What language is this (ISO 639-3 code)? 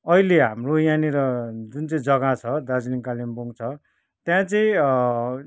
nep